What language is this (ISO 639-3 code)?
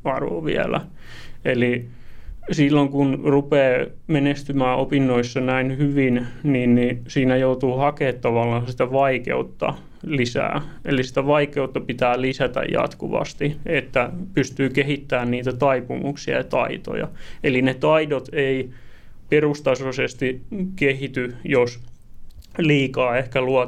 fin